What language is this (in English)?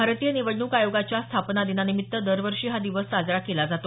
Marathi